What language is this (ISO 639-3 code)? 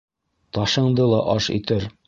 bak